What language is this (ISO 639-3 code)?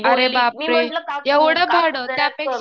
mar